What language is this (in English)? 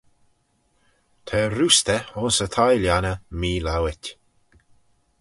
Manx